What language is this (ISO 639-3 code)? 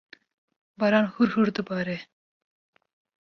kur